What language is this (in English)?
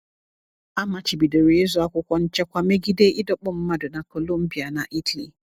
Igbo